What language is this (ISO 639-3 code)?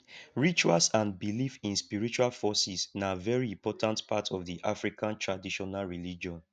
pcm